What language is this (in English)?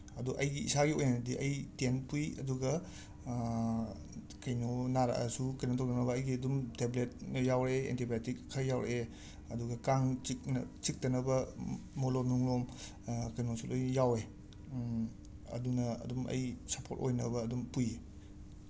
Manipuri